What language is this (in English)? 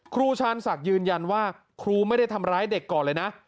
Thai